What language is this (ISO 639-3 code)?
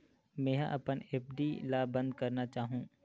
hne